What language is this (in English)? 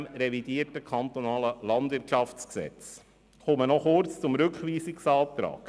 Swiss German